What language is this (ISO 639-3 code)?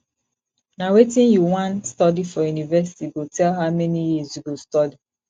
pcm